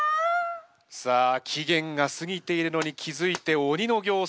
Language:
Japanese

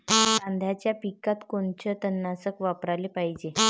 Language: Marathi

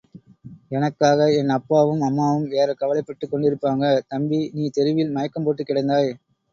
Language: Tamil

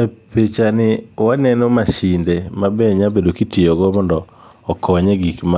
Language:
Luo (Kenya and Tanzania)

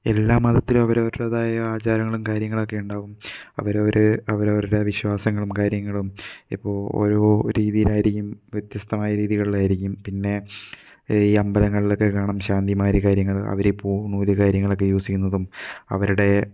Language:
Malayalam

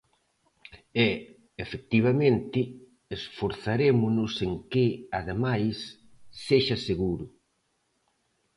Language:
Galician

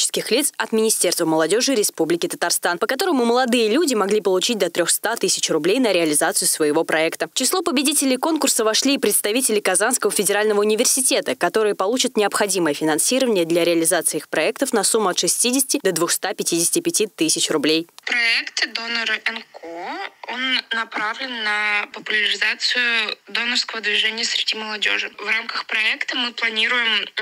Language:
Russian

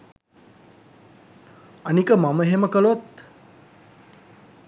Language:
Sinhala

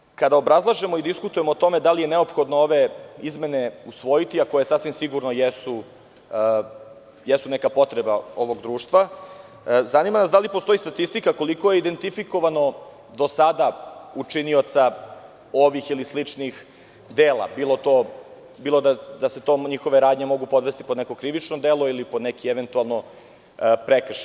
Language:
Serbian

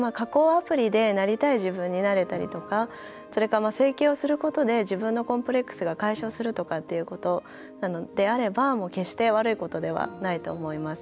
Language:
Japanese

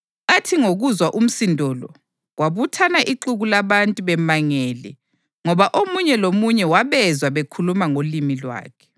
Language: North Ndebele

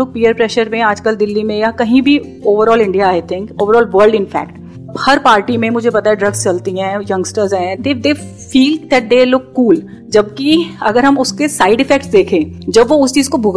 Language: Hindi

